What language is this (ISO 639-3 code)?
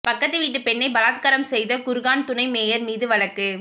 tam